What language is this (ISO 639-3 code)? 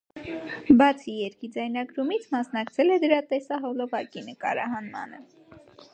hye